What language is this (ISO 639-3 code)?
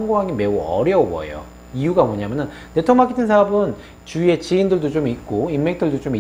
kor